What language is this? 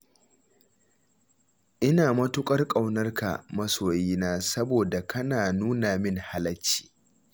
Hausa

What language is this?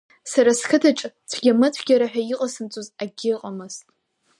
Abkhazian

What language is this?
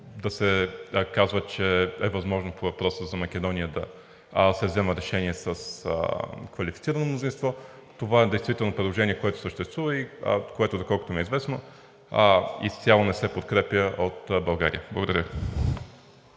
Bulgarian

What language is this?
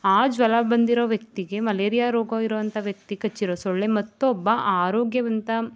Kannada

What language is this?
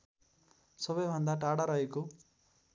Nepali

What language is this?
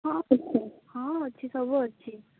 Odia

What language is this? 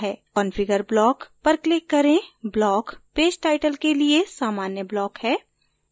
Hindi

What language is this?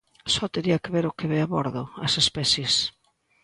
Galician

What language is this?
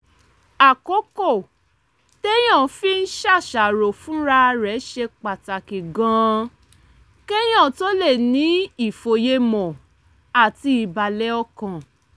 Yoruba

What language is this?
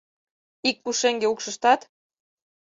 Mari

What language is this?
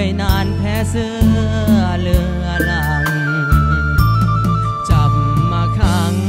Thai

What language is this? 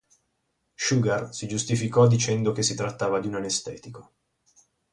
Italian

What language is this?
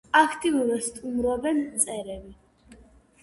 Georgian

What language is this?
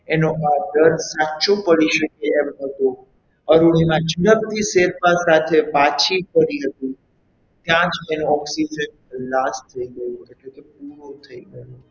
Gujarati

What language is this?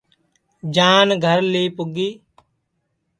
Sansi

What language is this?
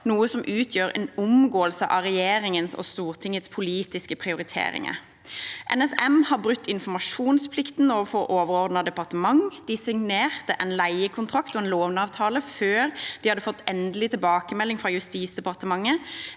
Norwegian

